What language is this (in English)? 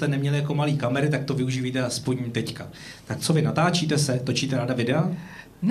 Czech